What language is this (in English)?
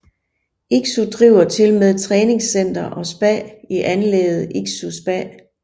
Danish